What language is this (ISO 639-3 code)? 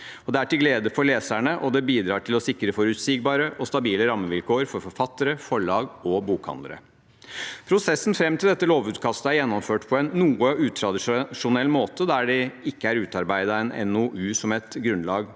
nor